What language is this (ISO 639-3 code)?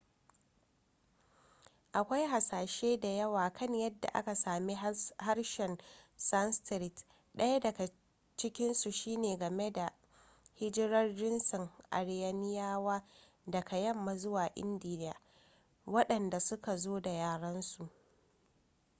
hau